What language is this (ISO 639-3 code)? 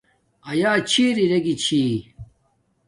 dmk